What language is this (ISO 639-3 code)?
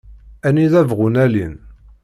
kab